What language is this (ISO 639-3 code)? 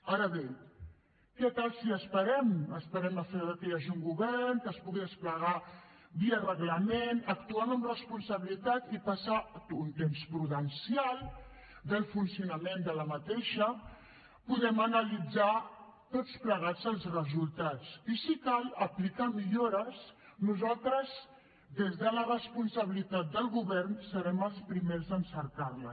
cat